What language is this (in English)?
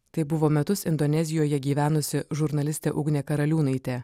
Lithuanian